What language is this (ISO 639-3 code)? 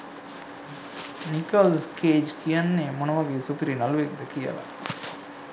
sin